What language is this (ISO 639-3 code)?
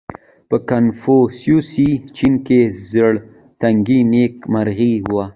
pus